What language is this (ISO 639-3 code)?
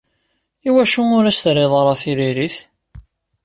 kab